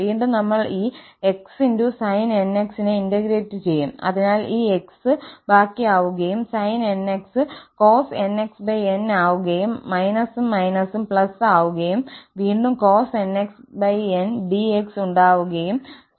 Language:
Malayalam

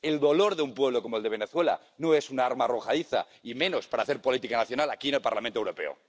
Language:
Spanish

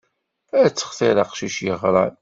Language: Kabyle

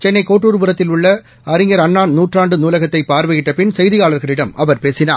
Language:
Tamil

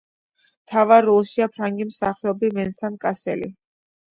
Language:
Georgian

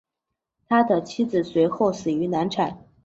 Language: Chinese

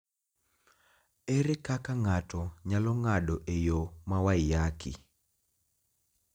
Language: Luo (Kenya and Tanzania)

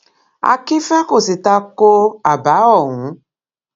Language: Yoruba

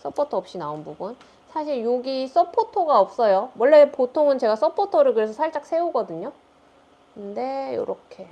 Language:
Korean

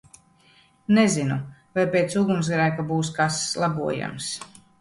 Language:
Latvian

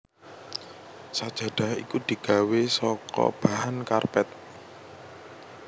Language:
Javanese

